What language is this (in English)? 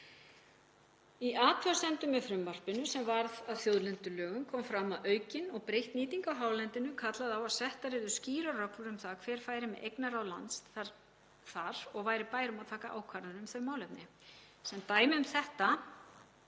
Icelandic